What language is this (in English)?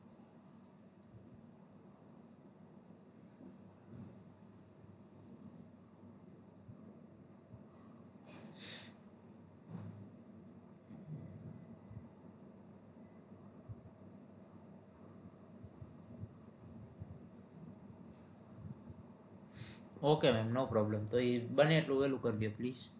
Gujarati